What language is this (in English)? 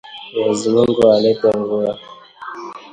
Swahili